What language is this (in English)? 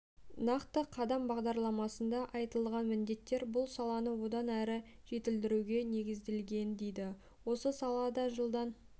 Kazakh